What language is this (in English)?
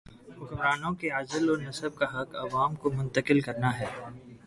Urdu